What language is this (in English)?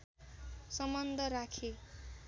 Nepali